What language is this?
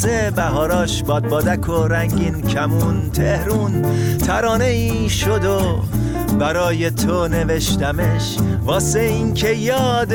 Persian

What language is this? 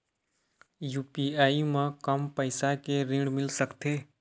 Chhattisgarhi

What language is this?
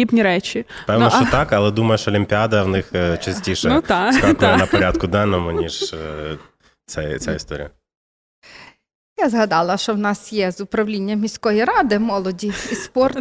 Ukrainian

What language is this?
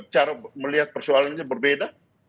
Indonesian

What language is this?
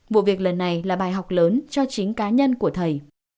Vietnamese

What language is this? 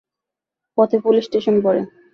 Bangla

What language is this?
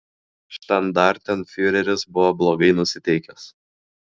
Lithuanian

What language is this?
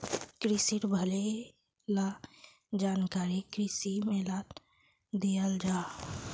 Magahi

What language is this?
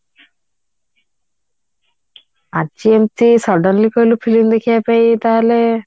Odia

